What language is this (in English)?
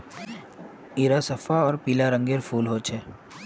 Magahi